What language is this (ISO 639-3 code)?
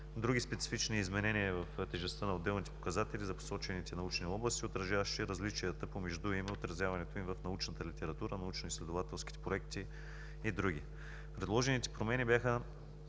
bul